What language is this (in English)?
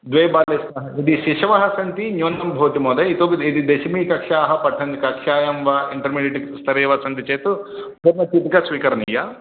Sanskrit